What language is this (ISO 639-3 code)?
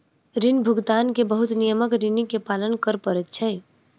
mai